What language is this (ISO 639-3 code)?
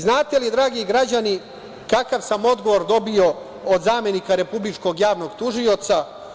srp